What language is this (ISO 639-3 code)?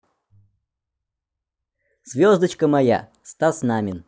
rus